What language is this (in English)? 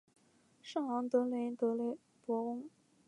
Chinese